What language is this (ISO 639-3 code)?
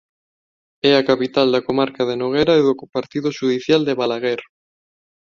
glg